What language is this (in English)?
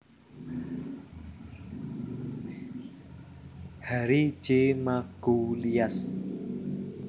Javanese